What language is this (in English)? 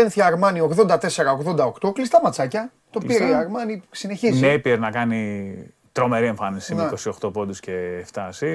Greek